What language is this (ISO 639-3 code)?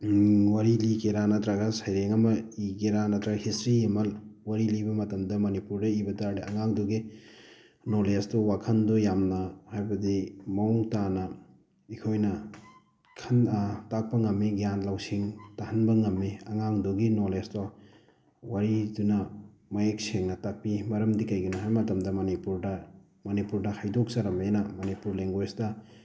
mni